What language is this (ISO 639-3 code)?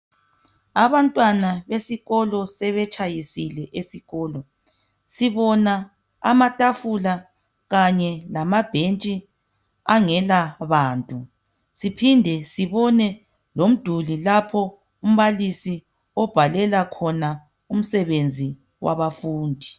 nde